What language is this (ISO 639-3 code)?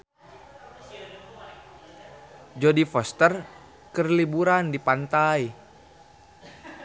sun